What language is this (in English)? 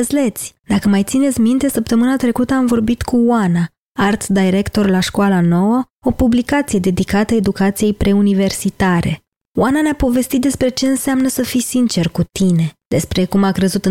Romanian